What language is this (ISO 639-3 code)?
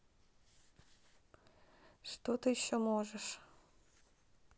rus